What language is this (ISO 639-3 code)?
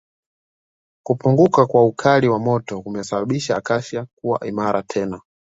swa